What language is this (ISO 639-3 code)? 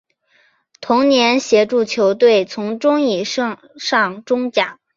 zho